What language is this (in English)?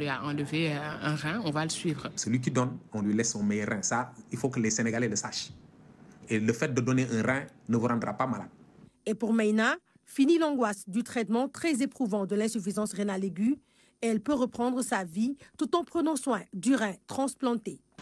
French